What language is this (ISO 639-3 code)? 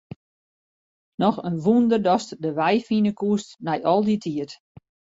fry